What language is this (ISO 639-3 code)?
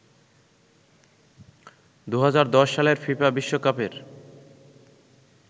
ben